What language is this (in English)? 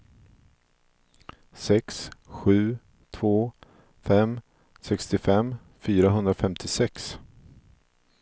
Swedish